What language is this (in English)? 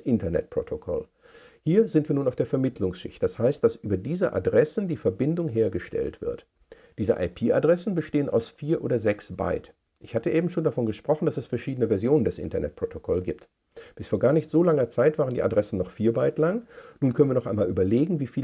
German